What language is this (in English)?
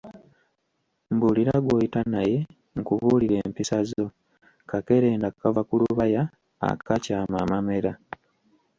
Ganda